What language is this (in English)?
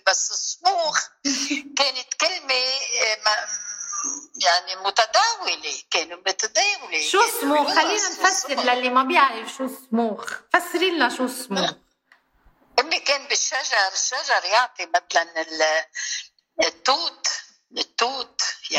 Arabic